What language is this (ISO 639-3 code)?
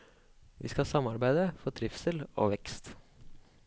nor